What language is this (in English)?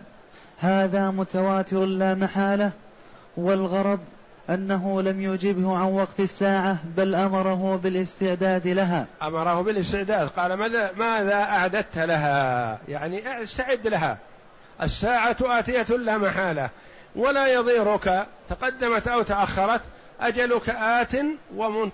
Arabic